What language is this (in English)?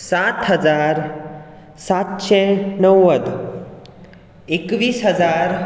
Konkani